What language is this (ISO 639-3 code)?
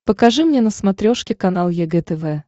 rus